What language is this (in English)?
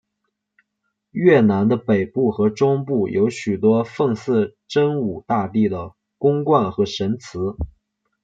Chinese